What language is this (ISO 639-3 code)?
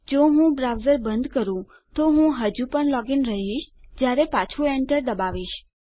guj